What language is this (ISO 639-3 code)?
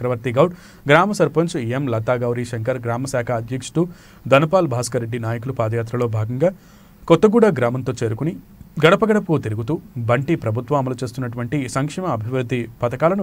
ara